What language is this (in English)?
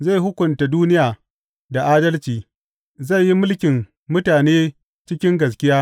Hausa